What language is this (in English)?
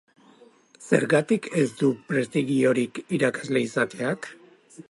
Basque